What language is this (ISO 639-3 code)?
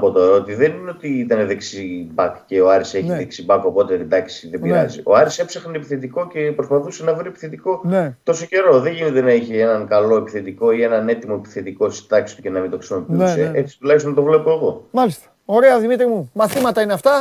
ell